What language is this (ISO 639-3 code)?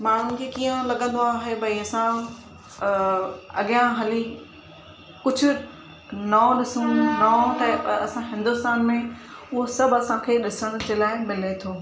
snd